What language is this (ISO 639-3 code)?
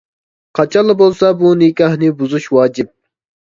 uig